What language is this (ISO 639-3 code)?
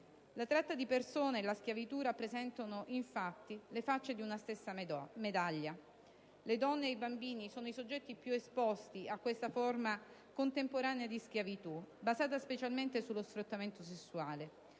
ita